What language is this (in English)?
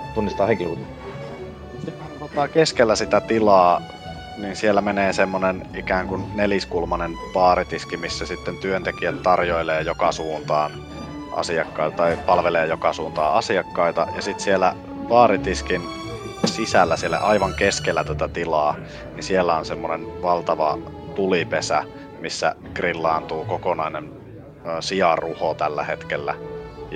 Finnish